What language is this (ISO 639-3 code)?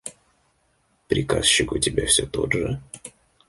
rus